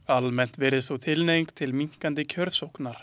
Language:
Icelandic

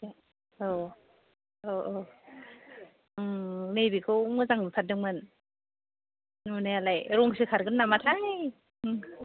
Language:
Bodo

